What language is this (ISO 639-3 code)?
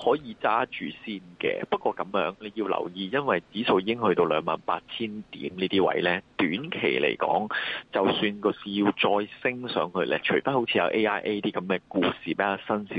zho